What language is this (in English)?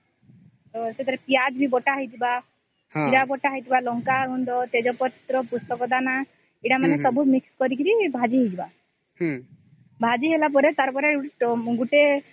Odia